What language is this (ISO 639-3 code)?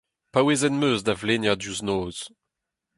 bre